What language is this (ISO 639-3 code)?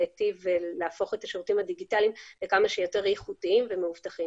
heb